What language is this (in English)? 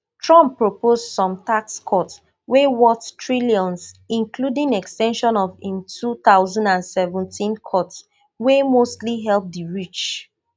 Nigerian Pidgin